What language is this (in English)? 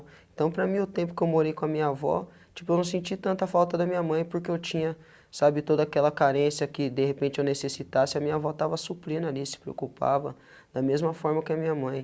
Portuguese